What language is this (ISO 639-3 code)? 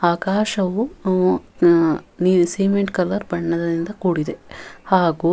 kan